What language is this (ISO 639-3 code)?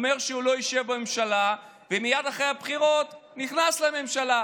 heb